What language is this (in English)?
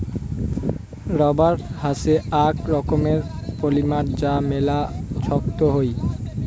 Bangla